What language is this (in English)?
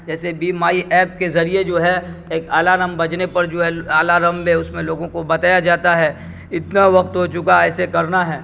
Urdu